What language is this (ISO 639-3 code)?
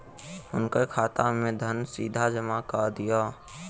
mai